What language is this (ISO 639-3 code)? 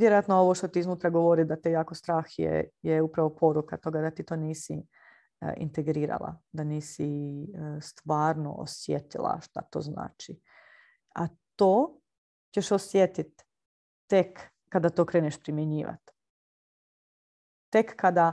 hrv